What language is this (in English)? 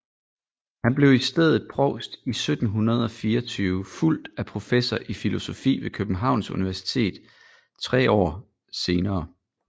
Danish